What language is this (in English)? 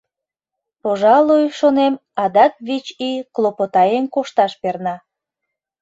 Mari